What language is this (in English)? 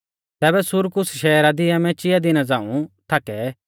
Mahasu Pahari